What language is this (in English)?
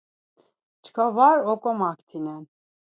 Laz